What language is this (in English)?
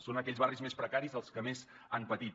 Catalan